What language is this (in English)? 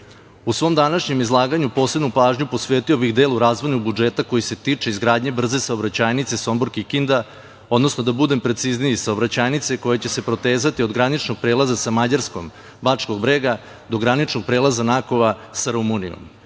Serbian